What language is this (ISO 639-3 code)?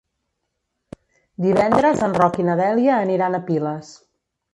cat